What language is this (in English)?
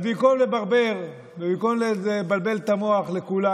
Hebrew